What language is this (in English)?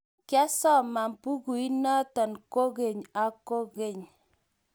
Kalenjin